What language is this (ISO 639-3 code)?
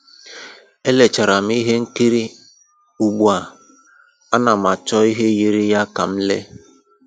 ibo